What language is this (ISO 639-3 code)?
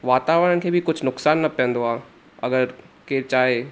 snd